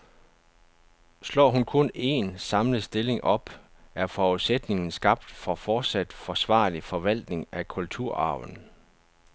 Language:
Danish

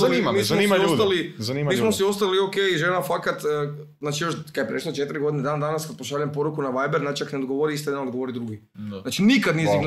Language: Croatian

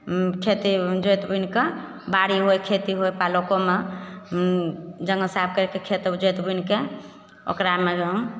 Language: Maithili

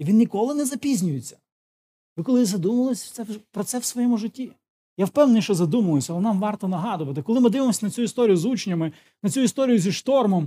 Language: Ukrainian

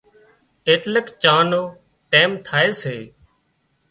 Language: Wadiyara Koli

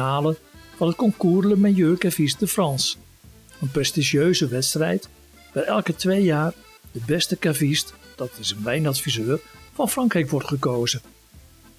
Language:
Dutch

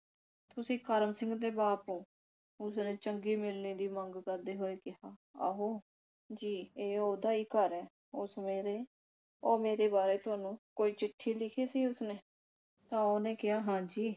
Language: Punjabi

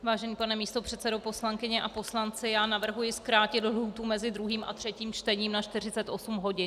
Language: Czech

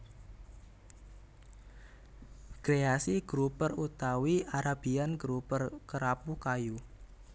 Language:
Javanese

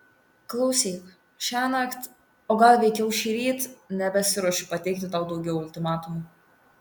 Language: Lithuanian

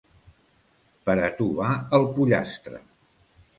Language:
Catalan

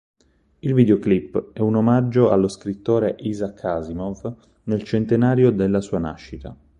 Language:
Italian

